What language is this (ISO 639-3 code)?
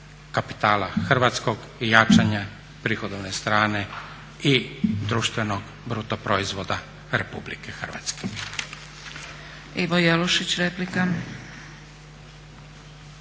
hrv